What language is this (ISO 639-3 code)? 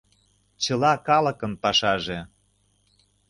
chm